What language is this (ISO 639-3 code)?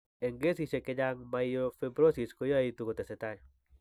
kln